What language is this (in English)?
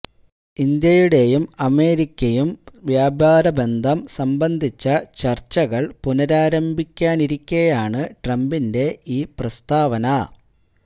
Malayalam